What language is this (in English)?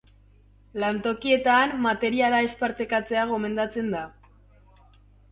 Basque